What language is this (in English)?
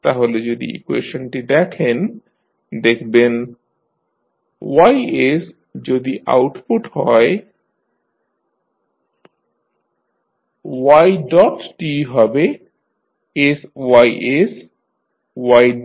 Bangla